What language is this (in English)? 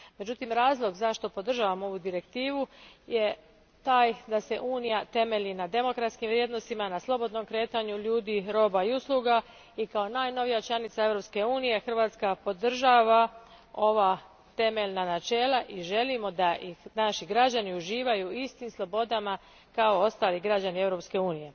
Croatian